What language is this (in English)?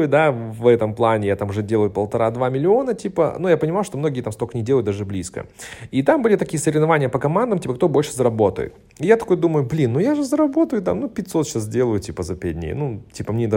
Russian